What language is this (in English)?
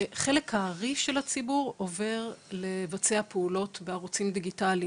Hebrew